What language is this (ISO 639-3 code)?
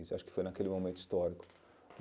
por